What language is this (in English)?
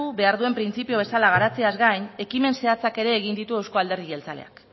Basque